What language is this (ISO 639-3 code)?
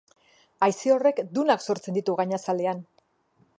eus